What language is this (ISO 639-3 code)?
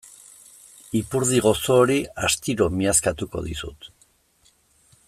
eus